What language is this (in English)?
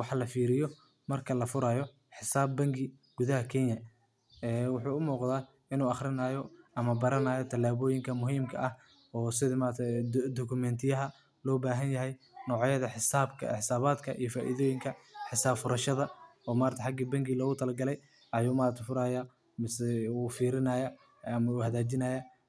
Somali